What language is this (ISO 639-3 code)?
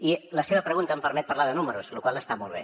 cat